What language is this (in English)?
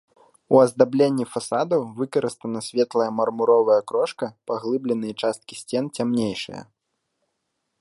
Belarusian